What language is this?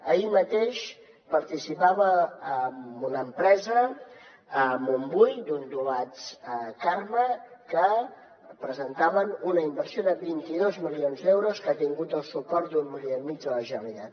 Catalan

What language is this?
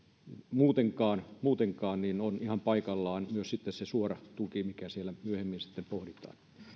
Finnish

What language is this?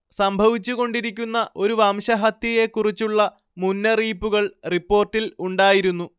Malayalam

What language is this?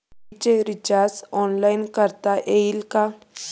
Marathi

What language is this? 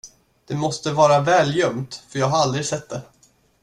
Swedish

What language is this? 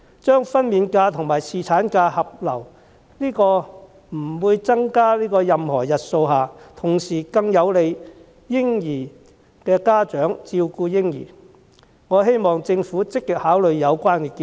Cantonese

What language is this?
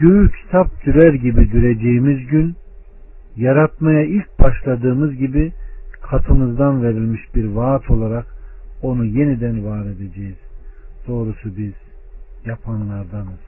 Turkish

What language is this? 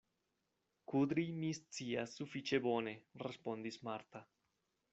Esperanto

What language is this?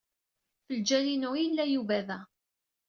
Kabyle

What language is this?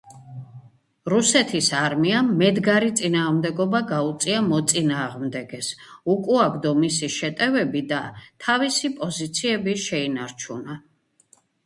Georgian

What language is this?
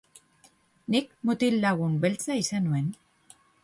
Basque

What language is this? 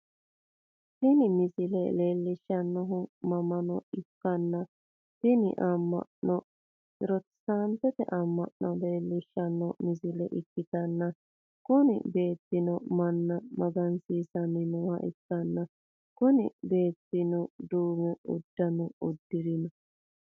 Sidamo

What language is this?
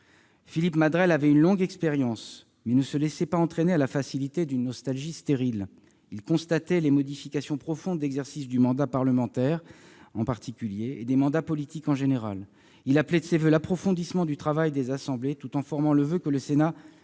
French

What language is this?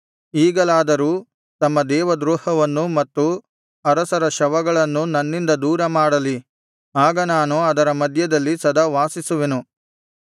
Kannada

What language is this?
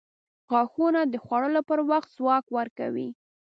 Pashto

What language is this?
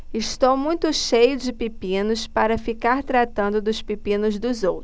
Portuguese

